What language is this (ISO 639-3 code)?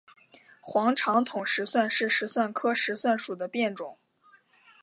zho